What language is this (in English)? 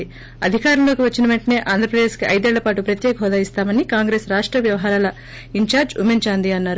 Telugu